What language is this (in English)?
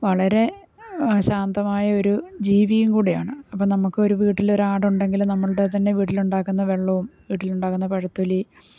Malayalam